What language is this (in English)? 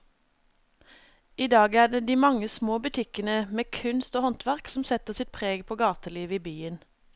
Norwegian